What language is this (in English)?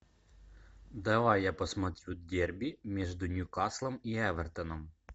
Russian